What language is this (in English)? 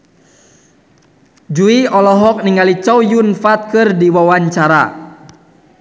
Sundanese